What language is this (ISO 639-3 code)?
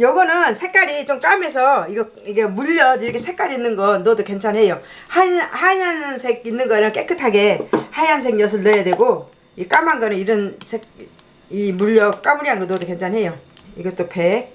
kor